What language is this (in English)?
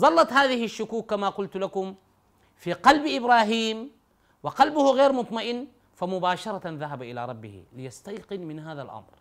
Arabic